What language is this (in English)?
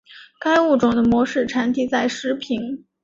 Chinese